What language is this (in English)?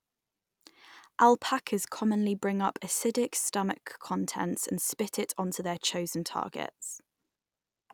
English